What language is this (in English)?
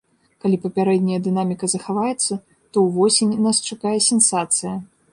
Belarusian